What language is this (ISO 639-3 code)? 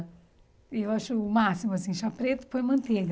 por